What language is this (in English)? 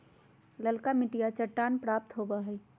Magahi